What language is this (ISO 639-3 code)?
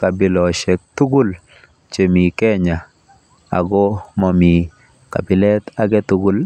kln